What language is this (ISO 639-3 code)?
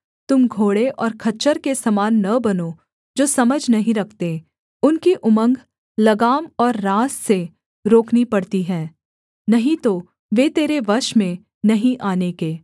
hin